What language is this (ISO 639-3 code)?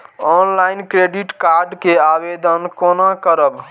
mai